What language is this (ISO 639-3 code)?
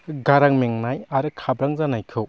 brx